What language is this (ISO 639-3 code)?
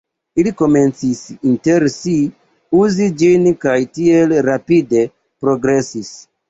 epo